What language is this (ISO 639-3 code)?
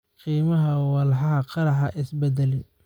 som